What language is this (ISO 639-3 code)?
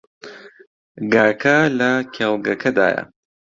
ckb